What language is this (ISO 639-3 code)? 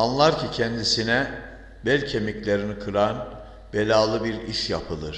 tur